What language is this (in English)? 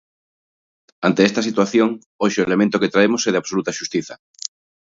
Galician